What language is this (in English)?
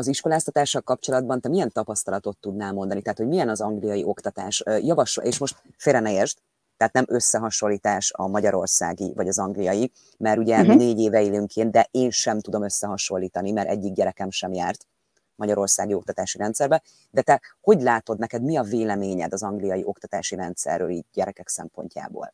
Hungarian